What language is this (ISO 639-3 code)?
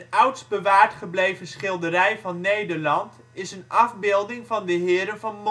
nld